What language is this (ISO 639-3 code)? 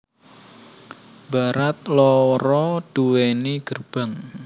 jav